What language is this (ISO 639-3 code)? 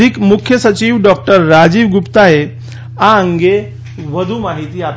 guj